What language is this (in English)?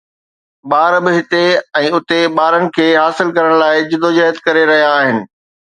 Sindhi